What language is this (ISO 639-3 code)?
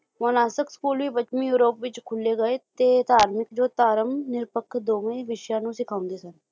pan